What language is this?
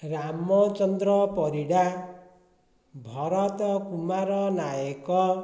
Odia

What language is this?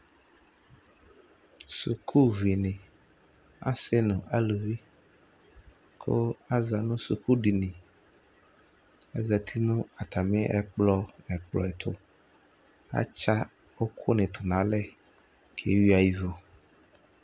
Ikposo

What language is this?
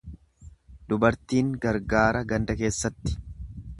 Oromo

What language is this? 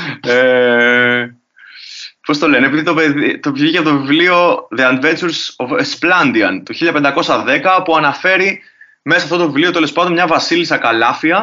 Greek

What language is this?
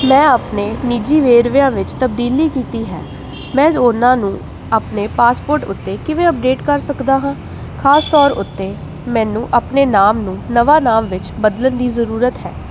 Punjabi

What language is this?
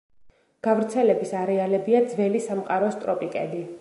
Georgian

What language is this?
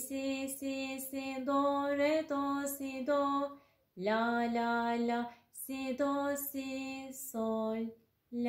Turkish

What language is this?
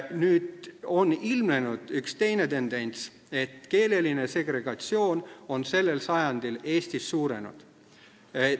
Estonian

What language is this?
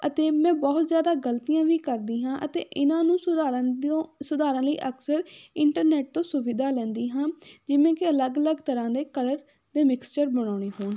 Punjabi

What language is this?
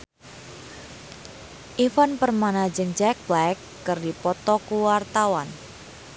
Sundanese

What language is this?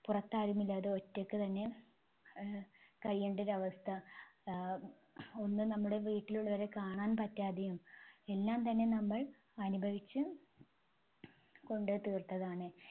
Malayalam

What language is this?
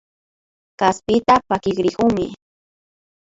Imbabura Highland Quichua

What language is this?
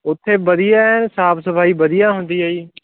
Punjabi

